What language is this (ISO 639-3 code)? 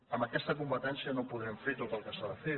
cat